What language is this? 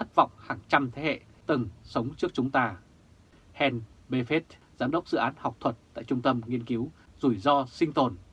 Vietnamese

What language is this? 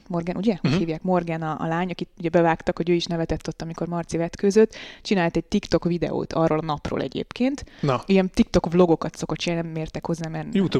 Hungarian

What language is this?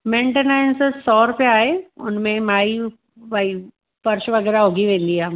Sindhi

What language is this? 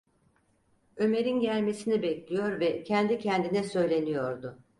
Turkish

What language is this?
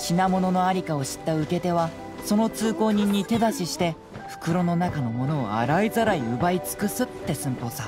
Japanese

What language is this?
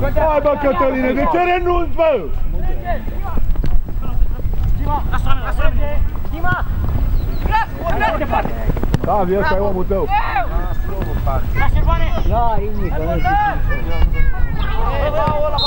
Romanian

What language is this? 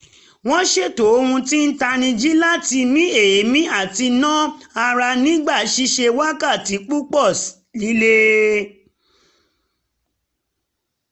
Yoruba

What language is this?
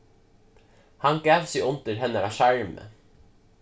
Faroese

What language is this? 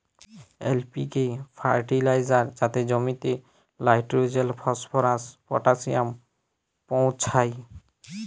Bangla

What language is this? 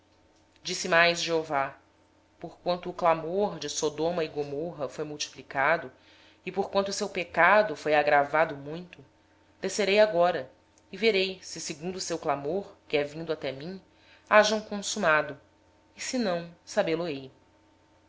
Portuguese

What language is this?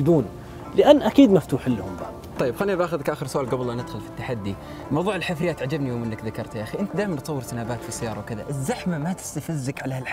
Arabic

